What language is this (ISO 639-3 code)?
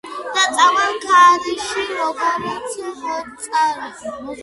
kat